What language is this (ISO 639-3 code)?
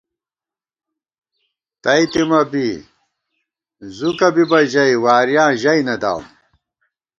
gwt